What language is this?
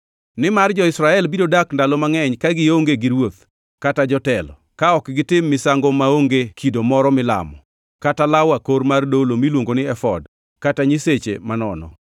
Luo (Kenya and Tanzania)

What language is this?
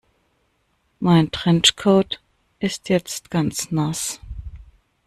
German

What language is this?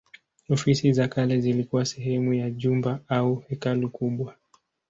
Swahili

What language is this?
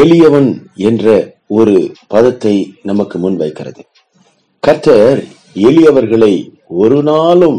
Tamil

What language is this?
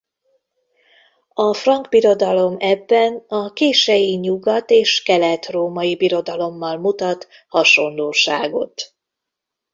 Hungarian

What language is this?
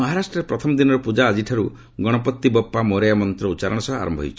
Odia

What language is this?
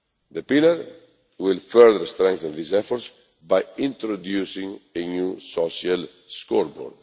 English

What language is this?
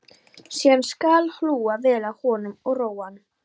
Icelandic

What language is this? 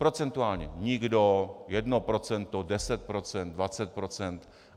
Czech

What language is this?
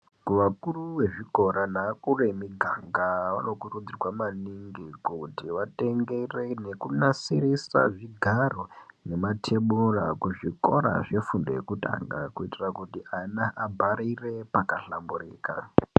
Ndau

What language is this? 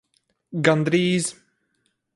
Latvian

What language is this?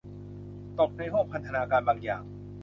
Thai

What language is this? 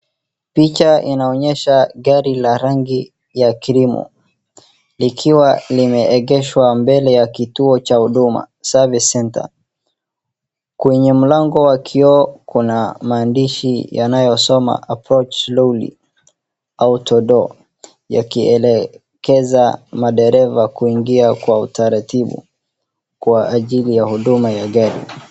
Swahili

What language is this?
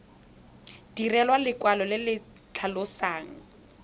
Tswana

